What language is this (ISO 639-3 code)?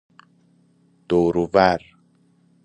fas